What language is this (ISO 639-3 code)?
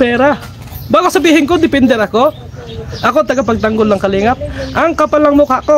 fil